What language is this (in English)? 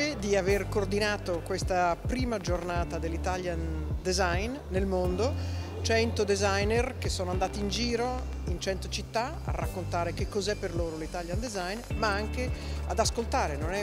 Italian